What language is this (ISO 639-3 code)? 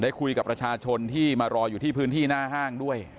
tha